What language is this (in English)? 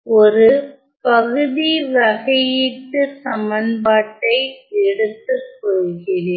Tamil